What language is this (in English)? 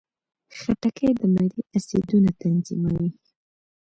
Pashto